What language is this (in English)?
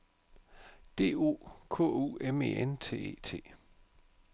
Danish